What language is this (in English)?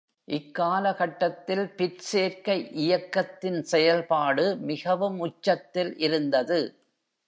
Tamil